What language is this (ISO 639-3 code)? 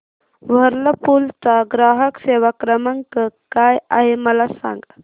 mar